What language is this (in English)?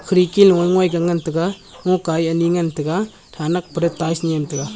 Wancho Naga